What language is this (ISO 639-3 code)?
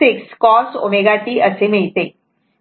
mar